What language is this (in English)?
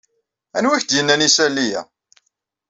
Kabyle